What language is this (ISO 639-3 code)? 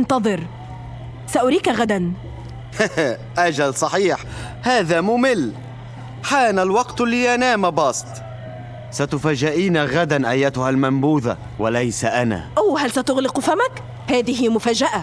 ara